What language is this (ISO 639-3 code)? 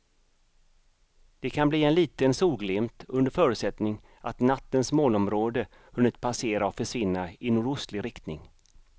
swe